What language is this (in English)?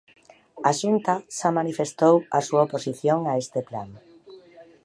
Galician